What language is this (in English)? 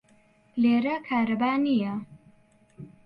Central Kurdish